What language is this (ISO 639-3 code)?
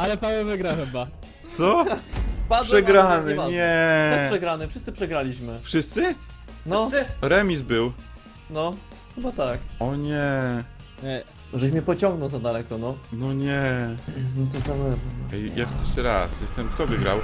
pol